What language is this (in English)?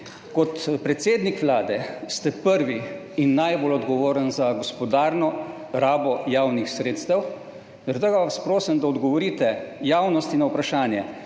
Slovenian